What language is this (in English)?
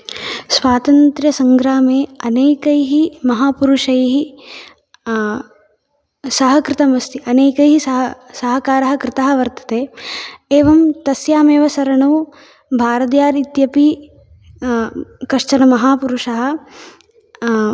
Sanskrit